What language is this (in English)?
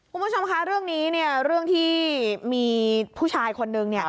Thai